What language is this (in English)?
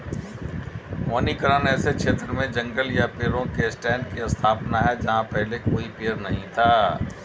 Hindi